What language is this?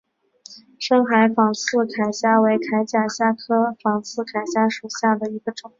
Chinese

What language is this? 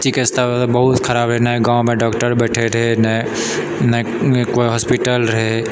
Maithili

